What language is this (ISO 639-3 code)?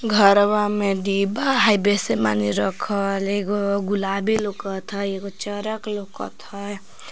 mag